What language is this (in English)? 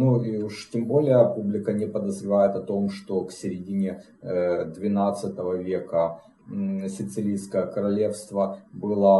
Russian